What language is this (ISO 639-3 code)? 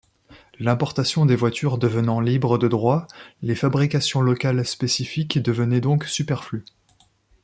fra